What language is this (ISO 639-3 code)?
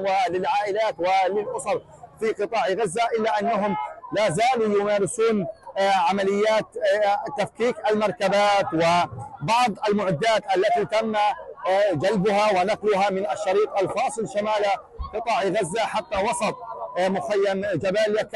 ara